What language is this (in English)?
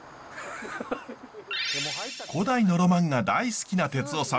Japanese